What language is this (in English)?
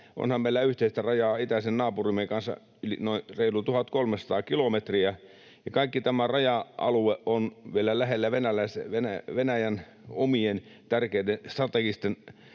Finnish